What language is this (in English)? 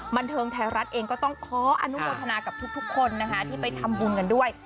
Thai